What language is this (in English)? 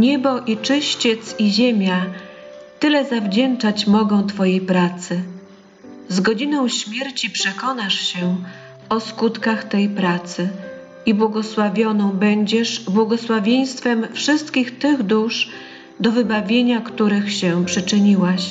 Polish